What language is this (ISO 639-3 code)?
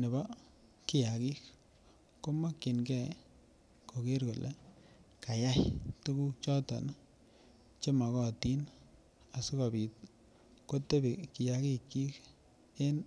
kln